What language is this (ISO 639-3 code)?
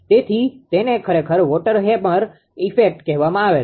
guj